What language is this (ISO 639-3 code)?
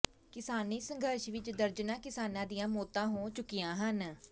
pan